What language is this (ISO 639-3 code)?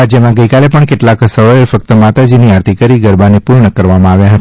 guj